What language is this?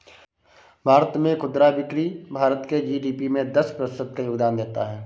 Hindi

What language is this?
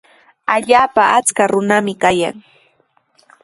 Sihuas Ancash Quechua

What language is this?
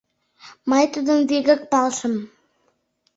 Mari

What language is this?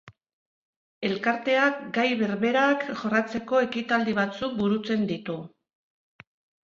Basque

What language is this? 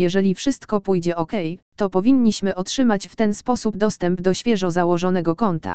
Polish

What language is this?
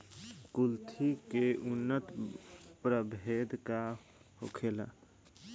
Bhojpuri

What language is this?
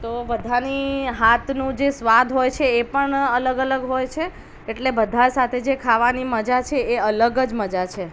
Gujarati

